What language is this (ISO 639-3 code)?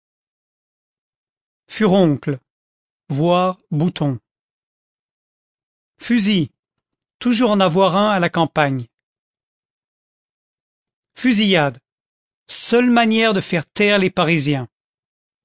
fra